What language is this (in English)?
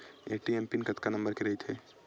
Chhattisgarhi